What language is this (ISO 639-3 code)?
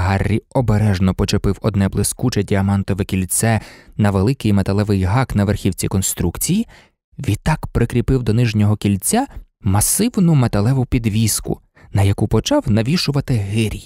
ukr